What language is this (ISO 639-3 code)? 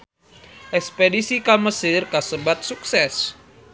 sun